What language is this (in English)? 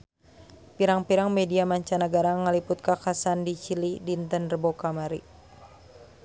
Sundanese